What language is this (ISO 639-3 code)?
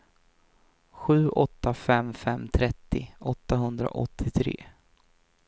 swe